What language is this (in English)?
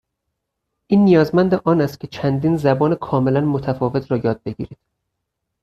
Persian